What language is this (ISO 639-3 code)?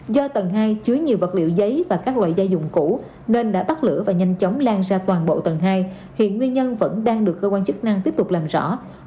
vie